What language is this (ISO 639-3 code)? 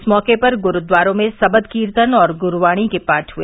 hin